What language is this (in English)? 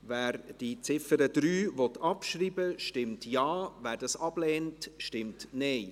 Swiss German